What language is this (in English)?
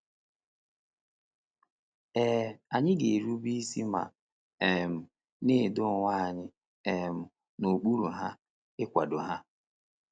Igbo